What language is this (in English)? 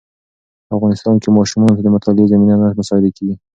Pashto